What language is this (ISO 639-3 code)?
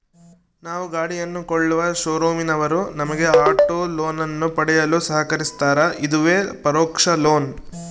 kan